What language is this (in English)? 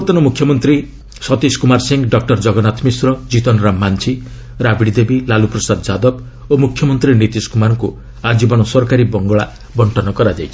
Odia